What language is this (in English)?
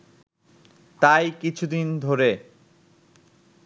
Bangla